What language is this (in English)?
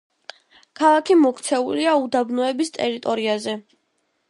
Georgian